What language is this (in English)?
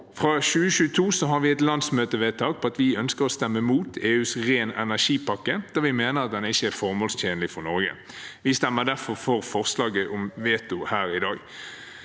Norwegian